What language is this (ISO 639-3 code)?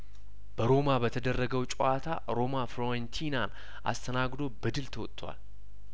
amh